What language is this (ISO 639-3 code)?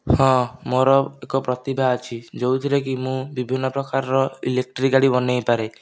ori